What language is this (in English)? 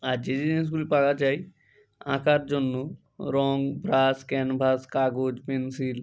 Bangla